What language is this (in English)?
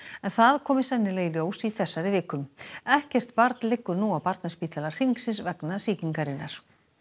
Icelandic